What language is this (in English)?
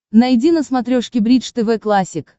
Russian